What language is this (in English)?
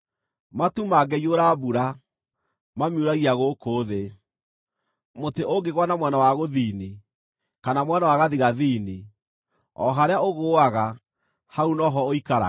Kikuyu